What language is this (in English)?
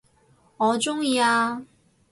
Cantonese